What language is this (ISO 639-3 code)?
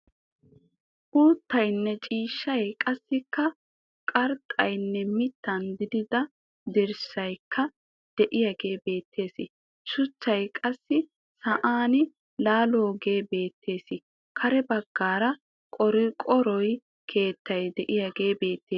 wal